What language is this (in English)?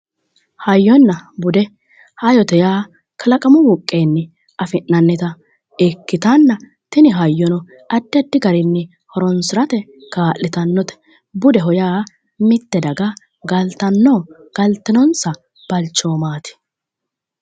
Sidamo